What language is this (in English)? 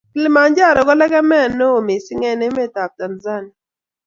Kalenjin